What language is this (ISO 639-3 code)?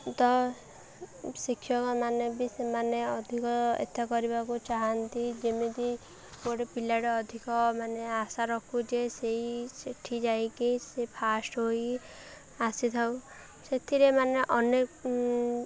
ori